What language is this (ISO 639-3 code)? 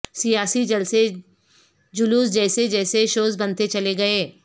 urd